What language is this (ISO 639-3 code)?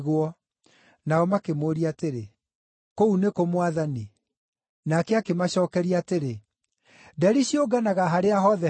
kik